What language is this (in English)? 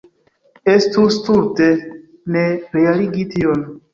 Esperanto